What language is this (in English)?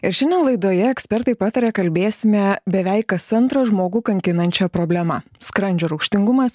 Lithuanian